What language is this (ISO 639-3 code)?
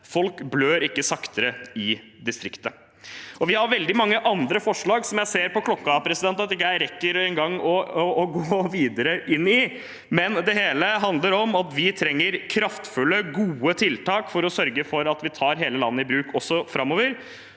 nor